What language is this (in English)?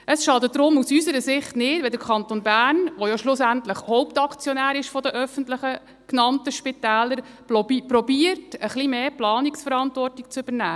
Swiss German